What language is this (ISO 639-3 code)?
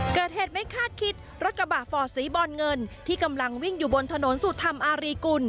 tha